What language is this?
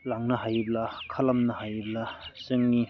Bodo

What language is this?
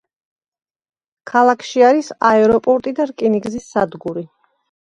Georgian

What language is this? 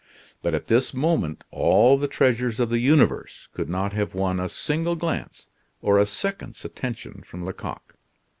English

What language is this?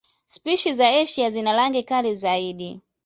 Swahili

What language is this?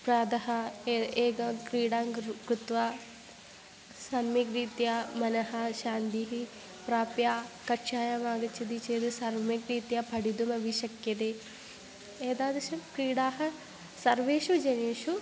Sanskrit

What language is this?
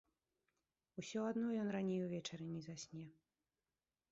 Belarusian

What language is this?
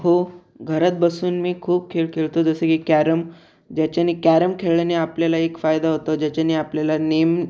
Marathi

